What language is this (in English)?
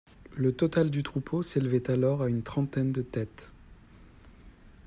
French